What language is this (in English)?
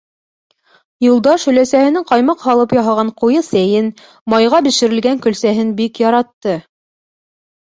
Bashkir